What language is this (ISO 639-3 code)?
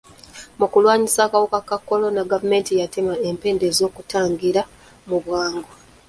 lug